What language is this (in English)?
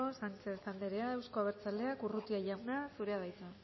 Basque